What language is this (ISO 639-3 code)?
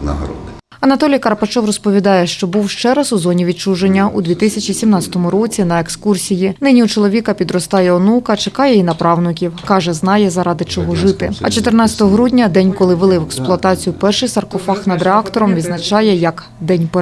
ukr